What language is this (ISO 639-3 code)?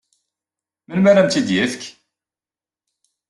kab